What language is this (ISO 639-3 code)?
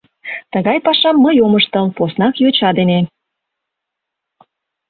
chm